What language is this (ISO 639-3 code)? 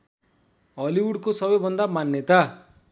nep